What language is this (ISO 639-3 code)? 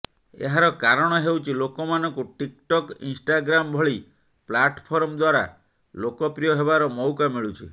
ori